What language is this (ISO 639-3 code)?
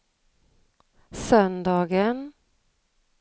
swe